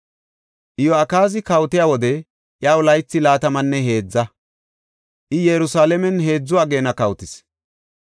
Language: Gofa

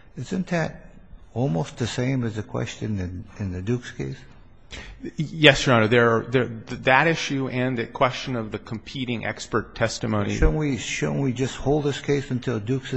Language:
English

